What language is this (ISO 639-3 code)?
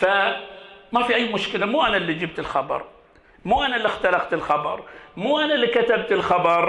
ara